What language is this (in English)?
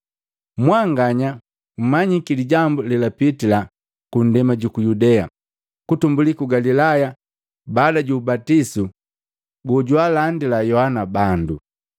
Matengo